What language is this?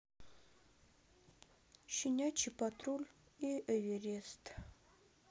Russian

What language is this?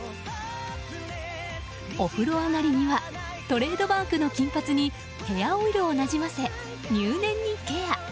Japanese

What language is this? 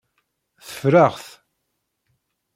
Kabyle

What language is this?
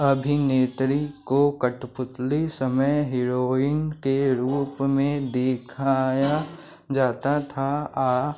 Hindi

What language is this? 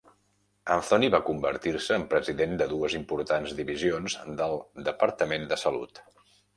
Catalan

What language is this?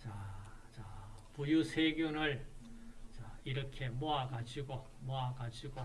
Korean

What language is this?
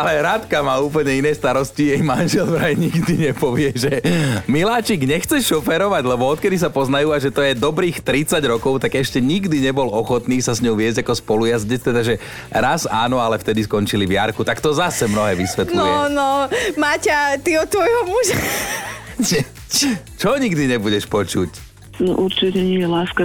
Slovak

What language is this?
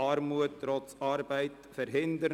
Swiss German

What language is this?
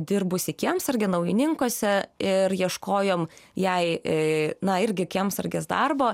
Lithuanian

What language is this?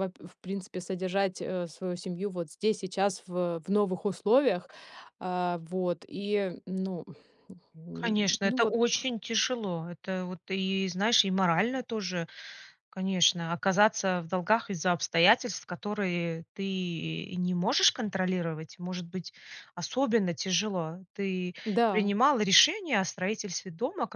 Russian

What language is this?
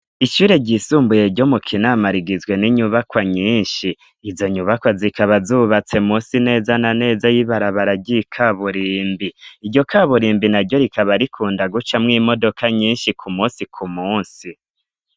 Rundi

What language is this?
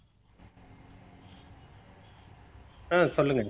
Tamil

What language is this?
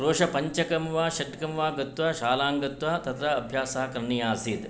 Sanskrit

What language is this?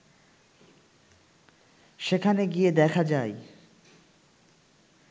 Bangla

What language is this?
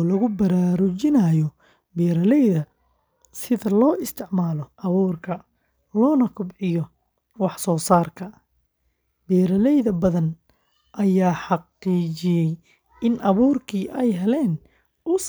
Somali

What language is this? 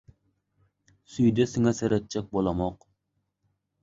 Turkmen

